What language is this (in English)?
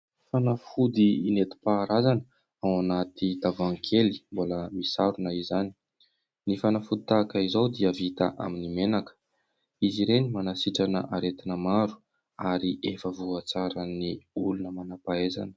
Malagasy